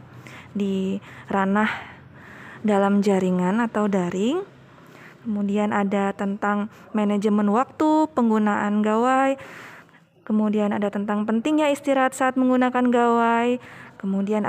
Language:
Indonesian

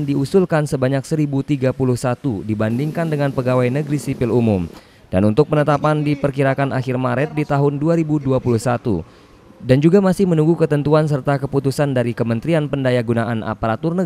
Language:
Indonesian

